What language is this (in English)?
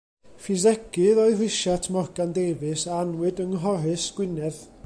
Welsh